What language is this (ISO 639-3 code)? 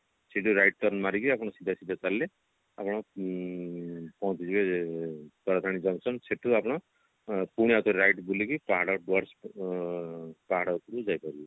ori